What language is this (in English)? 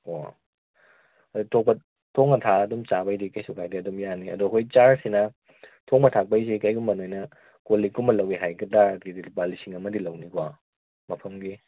Manipuri